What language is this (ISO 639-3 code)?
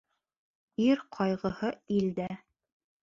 bak